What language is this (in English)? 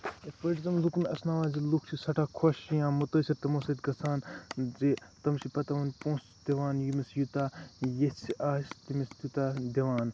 Kashmiri